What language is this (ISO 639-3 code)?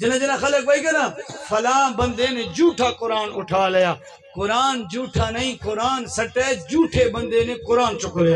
ara